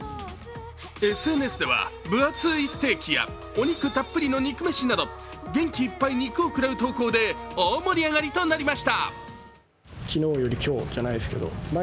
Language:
Japanese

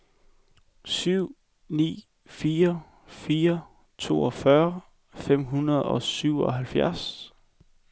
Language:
Danish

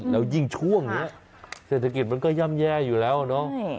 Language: Thai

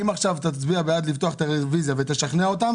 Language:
Hebrew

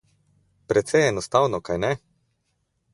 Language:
Slovenian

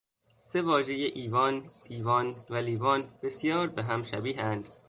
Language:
Persian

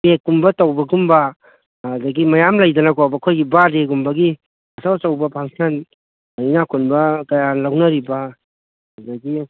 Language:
Manipuri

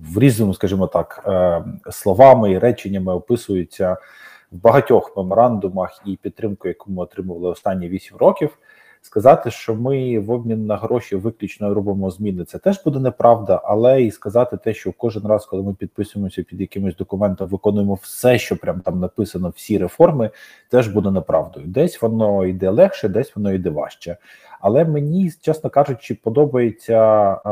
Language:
Ukrainian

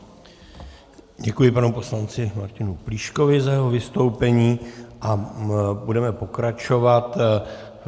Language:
Czech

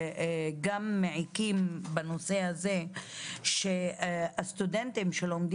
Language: Hebrew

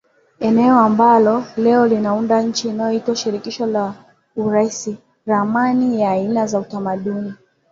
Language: Swahili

